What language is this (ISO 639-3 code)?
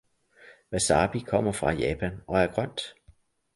dan